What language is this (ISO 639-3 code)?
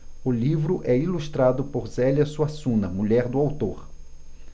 por